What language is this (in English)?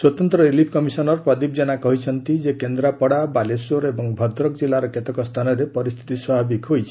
Odia